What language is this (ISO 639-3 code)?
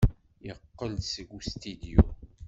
kab